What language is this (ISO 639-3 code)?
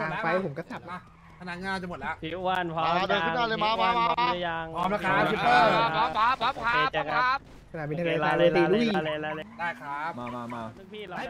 tha